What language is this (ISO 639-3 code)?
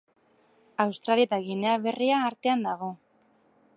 eus